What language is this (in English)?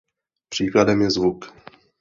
Czech